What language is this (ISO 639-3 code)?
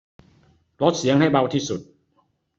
tha